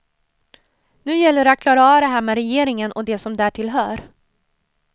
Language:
Swedish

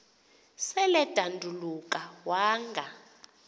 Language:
Xhosa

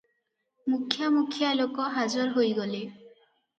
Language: Odia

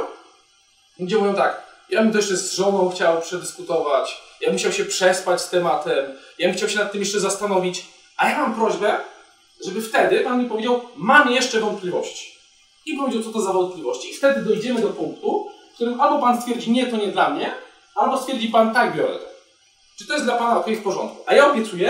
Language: Polish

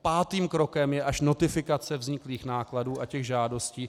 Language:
Czech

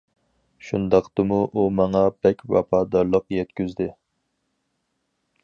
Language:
Uyghur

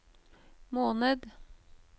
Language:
Norwegian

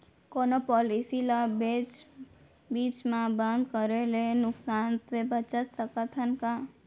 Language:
Chhattisgarhi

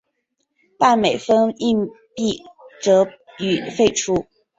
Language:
Chinese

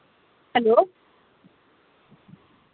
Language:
Dogri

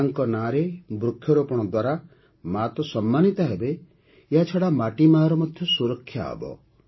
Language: Odia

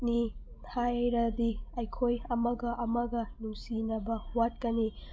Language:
Manipuri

